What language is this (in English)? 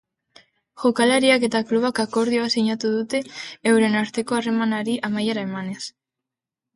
Basque